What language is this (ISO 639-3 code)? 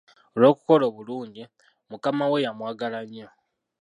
lug